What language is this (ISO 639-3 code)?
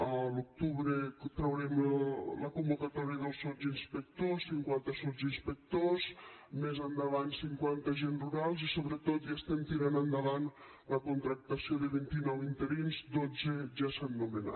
cat